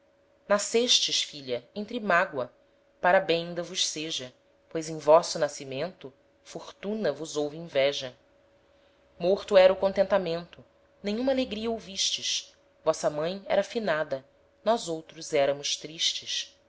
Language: Portuguese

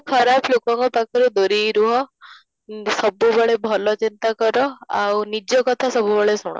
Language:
Odia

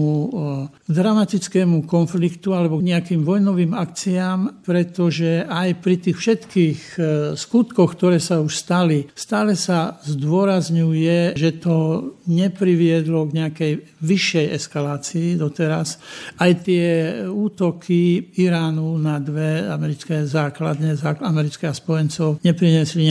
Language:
Slovak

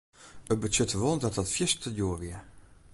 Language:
Western Frisian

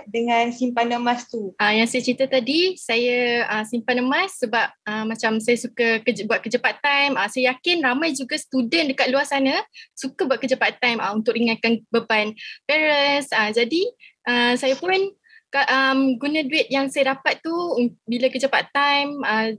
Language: Malay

